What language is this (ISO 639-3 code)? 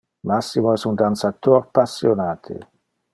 ina